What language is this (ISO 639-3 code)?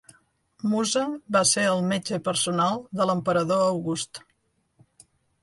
cat